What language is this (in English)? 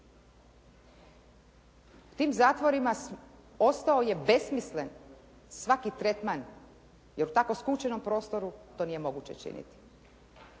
Croatian